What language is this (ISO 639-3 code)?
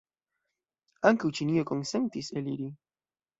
epo